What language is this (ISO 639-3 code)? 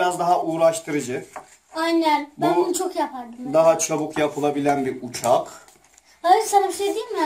tur